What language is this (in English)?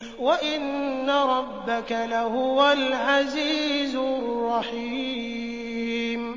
Arabic